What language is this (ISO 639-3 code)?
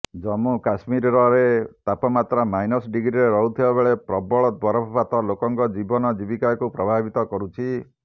ori